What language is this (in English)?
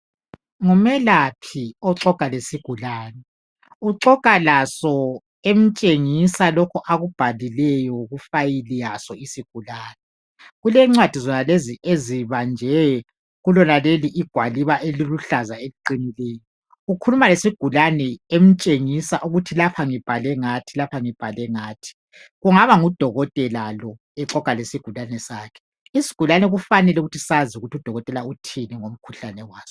North Ndebele